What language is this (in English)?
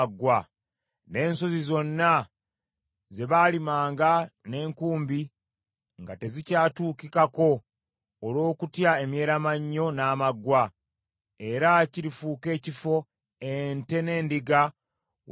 Ganda